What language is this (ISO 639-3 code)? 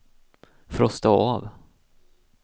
swe